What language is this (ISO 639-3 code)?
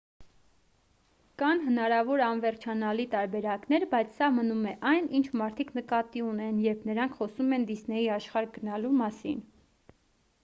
hye